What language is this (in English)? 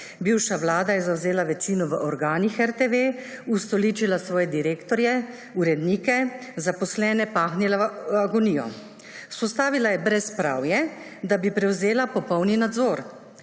Slovenian